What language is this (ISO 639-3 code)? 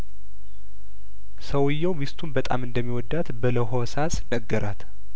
amh